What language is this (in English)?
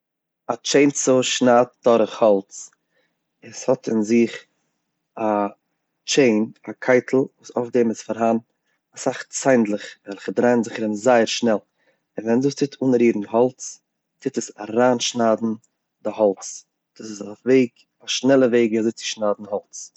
Yiddish